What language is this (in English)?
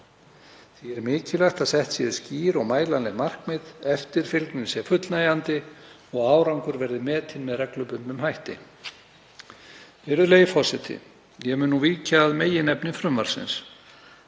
Icelandic